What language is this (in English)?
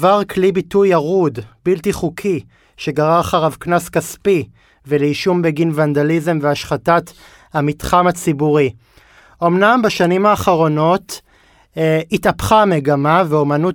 Hebrew